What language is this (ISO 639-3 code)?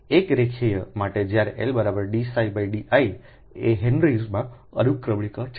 guj